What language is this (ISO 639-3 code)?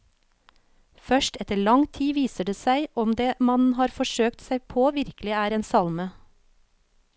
nor